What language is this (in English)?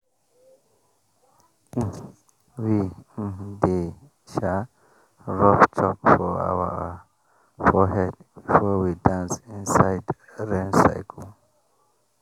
Nigerian Pidgin